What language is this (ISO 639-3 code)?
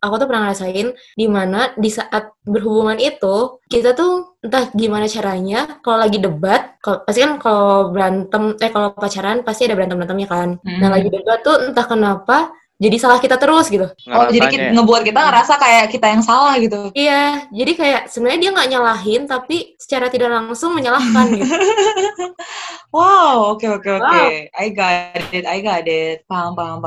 ind